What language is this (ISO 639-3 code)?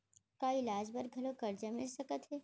hne